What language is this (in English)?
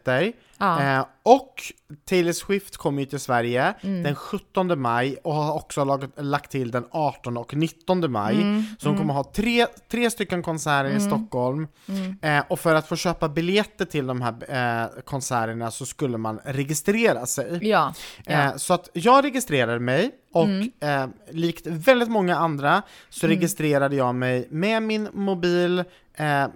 Swedish